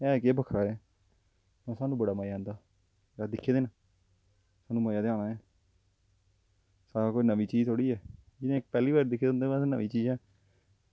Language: Dogri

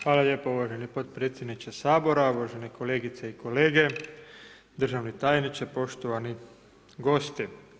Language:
Croatian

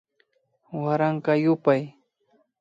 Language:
Imbabura Highland Quichua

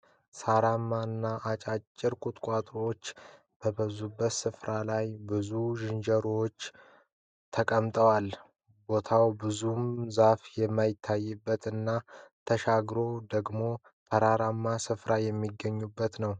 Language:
Amharic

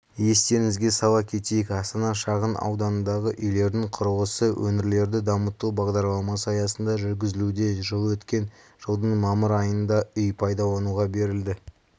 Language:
Kazakh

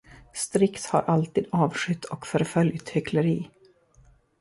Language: Swedish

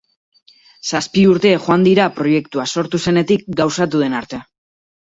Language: Basque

